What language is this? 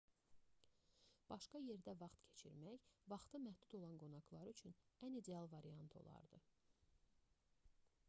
Azerbaijani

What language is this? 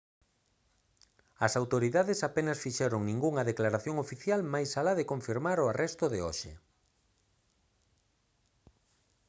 Galician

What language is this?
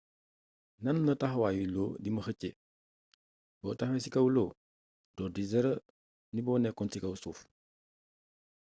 Wolof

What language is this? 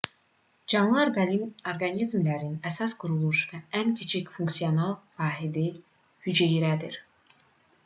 Azerbaijani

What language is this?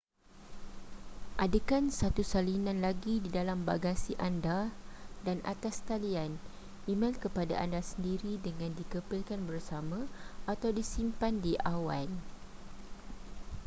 Malay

